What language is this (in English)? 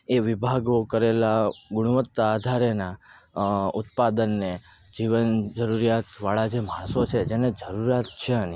Gujarati